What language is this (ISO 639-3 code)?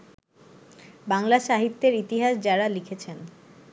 ben